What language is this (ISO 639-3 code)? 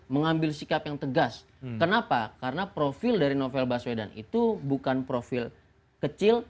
ind